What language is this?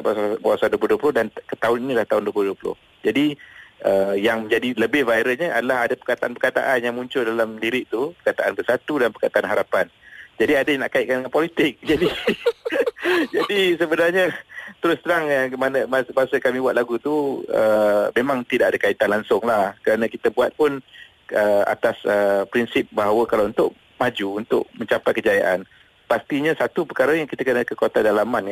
Malay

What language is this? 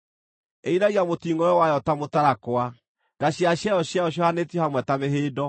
Kikuyu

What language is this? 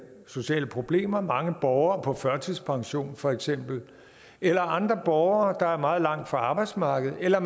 Danish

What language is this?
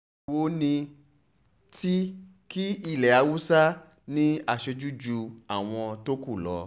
Yoruba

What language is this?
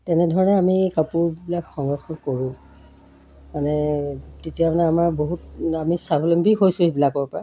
Assamese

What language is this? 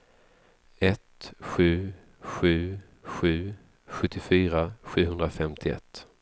Swedish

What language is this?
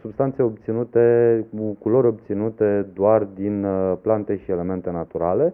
Romanian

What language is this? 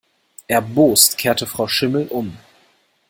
German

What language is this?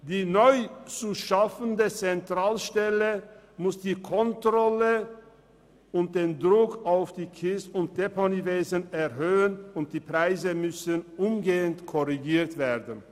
Swiss German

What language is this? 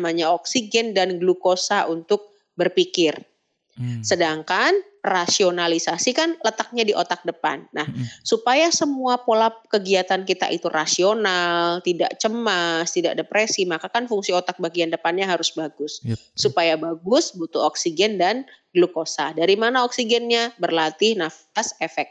Indonesian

